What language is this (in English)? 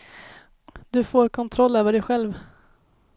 Swedish